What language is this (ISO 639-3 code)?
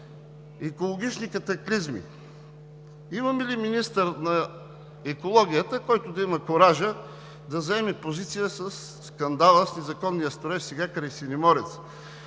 bul